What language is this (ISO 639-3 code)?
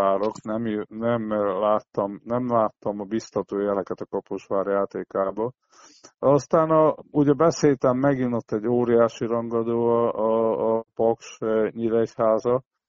hun